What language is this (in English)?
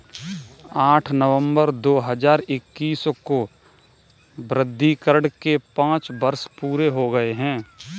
Hindi